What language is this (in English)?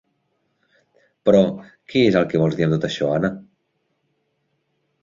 Catalan